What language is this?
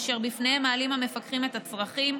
Hebrew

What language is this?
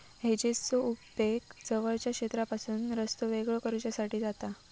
Marathi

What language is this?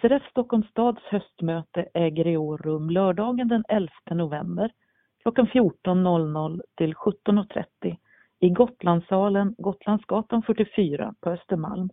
Swedish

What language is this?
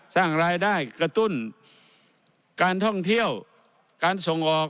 Thai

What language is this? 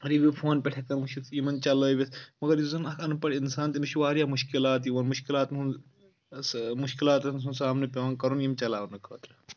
Kashmiri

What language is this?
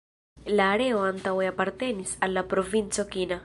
Esperanto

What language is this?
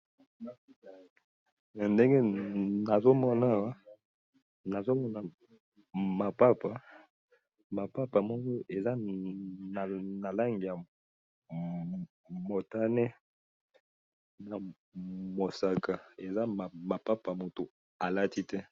Lingala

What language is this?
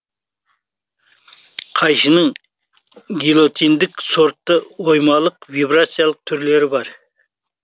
Kazakh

